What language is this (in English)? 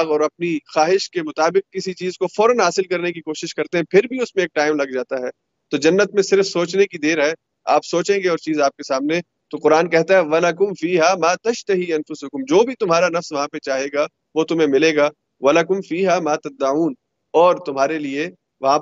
Urdu